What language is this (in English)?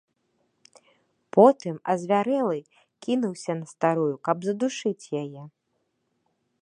Belarusian